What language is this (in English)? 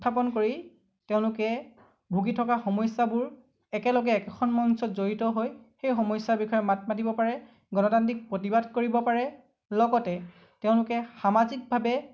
Assamese